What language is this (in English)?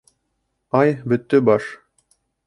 Bashkir